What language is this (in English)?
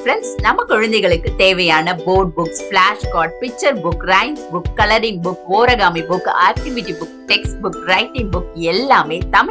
Korean